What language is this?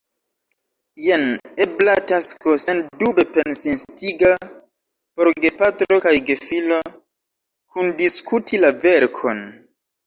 Esperanto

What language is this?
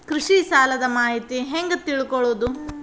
Kannada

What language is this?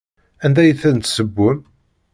Kabyle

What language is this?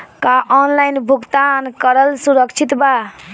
Bhojpuri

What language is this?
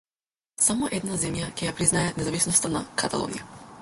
Macedonian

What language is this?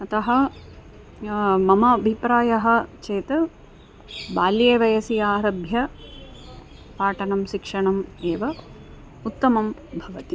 Sanskrit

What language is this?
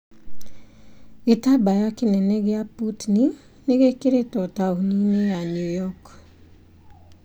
Kikuyu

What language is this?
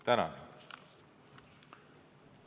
Estonian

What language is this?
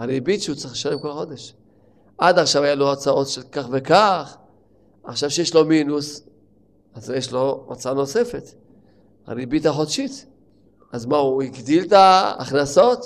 Hebrew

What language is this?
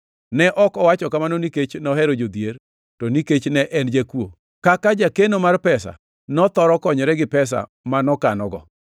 Luo (Kenya and Tanzania)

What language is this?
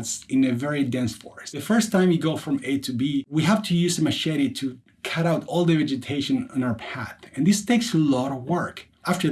English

